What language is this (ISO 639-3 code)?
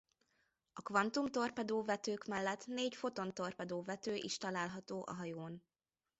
hun